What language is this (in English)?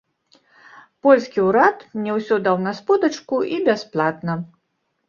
Belarusian